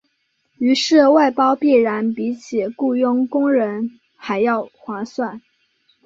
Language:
Chinese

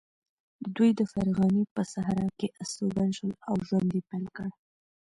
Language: Pashto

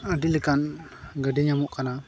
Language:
Santali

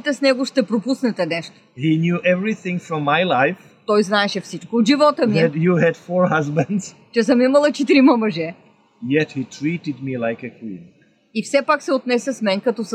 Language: Bulgarian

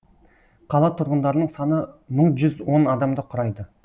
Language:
Kazakh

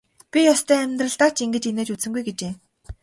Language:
Mongolian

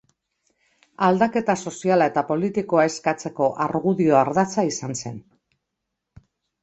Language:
Basque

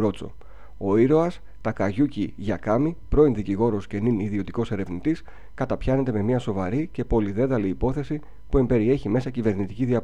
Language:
Greek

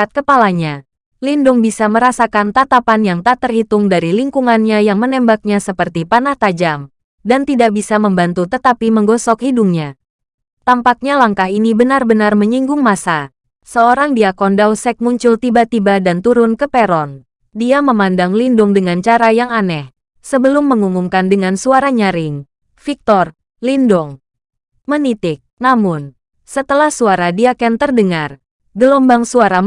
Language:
Indonesian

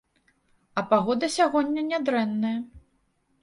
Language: Belarusian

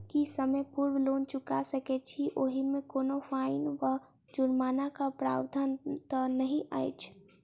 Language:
Maithili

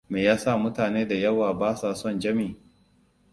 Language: Hausa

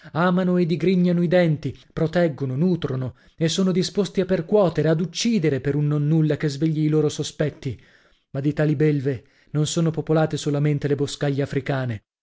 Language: Italian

